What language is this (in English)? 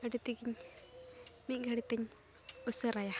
Santali